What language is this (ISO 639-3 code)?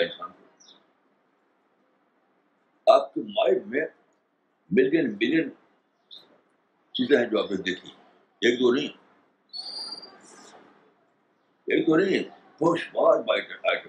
urd